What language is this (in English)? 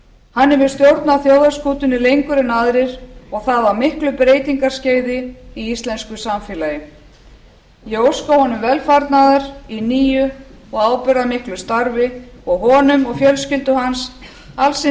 Icelandic